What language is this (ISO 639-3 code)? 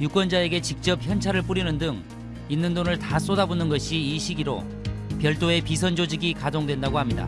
kor